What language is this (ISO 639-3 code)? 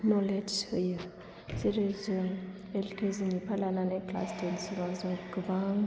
brx